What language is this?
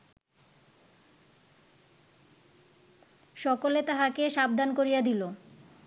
Bangla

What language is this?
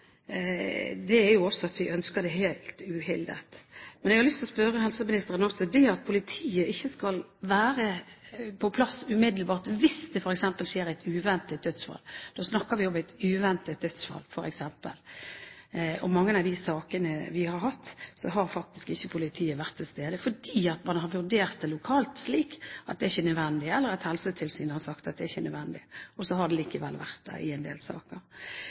Norwegian Bokmål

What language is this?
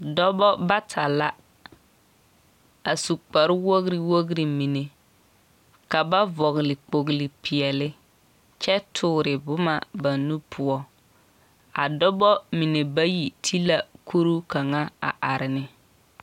Southern Dagaare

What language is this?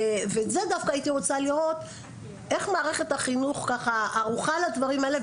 Hebrew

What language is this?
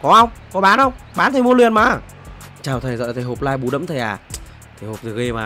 Vietnamese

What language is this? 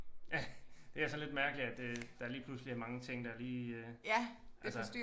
Danish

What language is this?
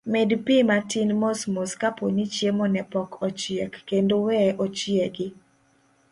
Luo (Kenya and Tanzania)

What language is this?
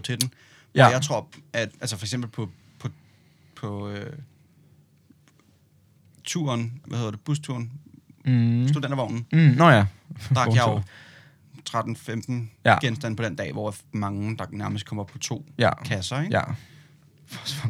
Danish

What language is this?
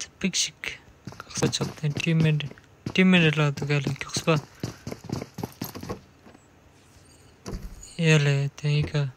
Romanian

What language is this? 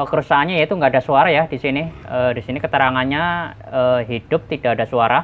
Indonesian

